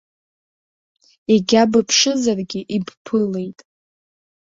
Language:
Abkhazian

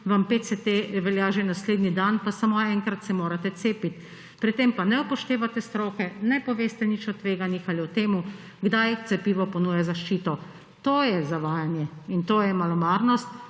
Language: Slovenian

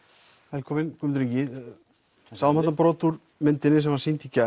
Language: Icelandic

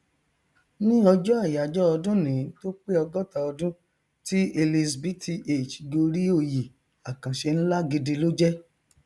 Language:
Yoruba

